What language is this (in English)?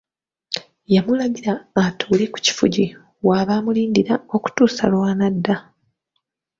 Ganda